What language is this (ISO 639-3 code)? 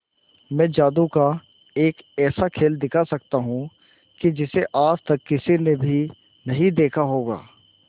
hin